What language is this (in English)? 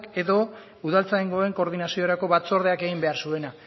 Basque